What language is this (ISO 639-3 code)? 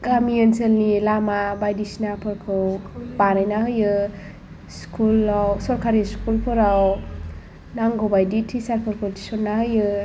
brx